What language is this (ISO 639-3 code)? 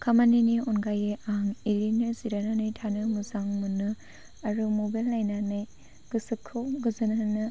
brx